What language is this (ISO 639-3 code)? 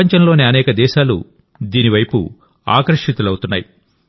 tel